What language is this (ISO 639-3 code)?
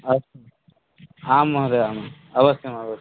san